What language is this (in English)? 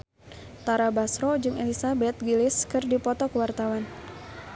Sundanese